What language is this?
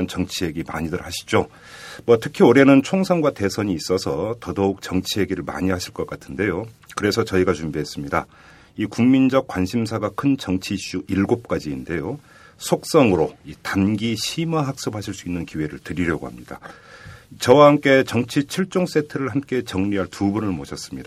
Korean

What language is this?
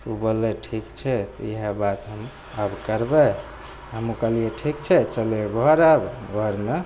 Maithili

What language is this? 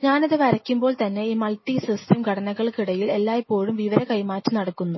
Malayalam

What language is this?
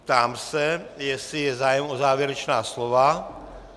Czech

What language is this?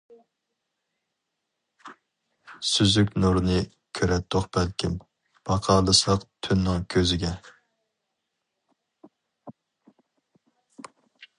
Uyghur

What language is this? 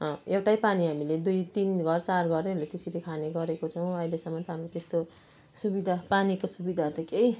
Nepali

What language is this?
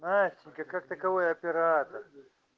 Russian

